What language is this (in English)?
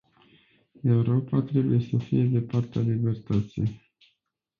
Romanian